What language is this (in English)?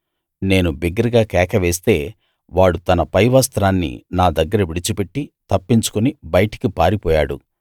Telugu